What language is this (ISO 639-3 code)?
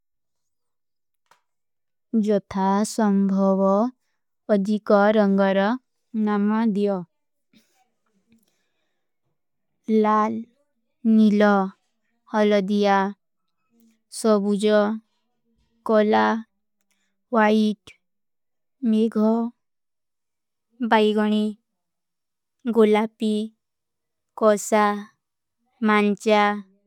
uki